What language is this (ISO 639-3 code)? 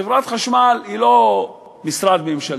heb